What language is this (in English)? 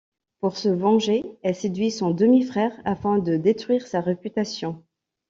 French